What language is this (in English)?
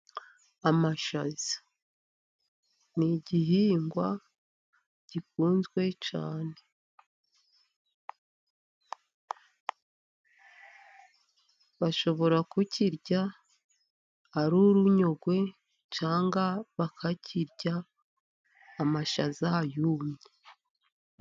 Kinyarwanda